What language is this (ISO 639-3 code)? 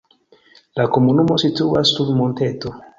epo